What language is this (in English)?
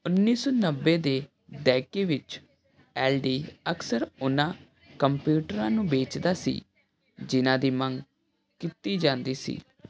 Punjabi